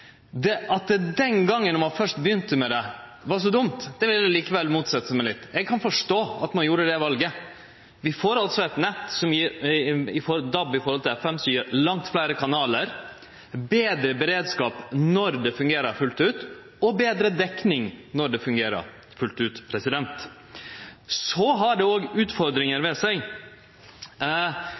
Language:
Norwegian Nynorsk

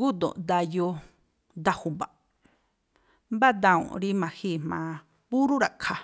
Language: Tlacoapa Me'phaa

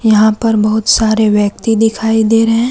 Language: Hindi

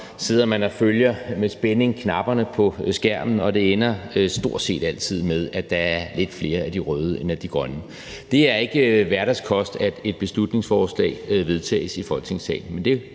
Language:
Danish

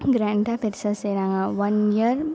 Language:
Tamil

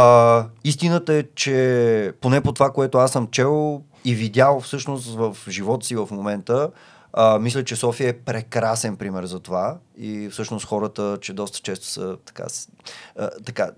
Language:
Bulgarian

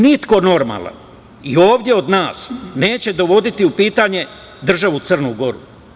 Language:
Serbian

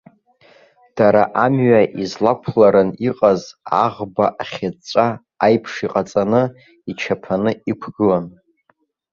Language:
Abkhazian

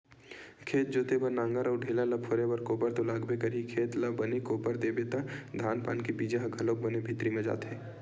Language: Chhattisgarhi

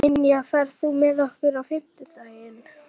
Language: Icelandic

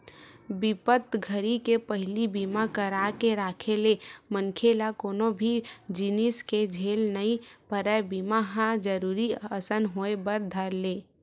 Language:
Chhattisgarhi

